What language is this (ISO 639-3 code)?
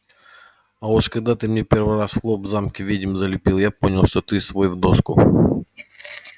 rus